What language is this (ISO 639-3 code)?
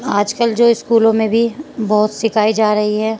urd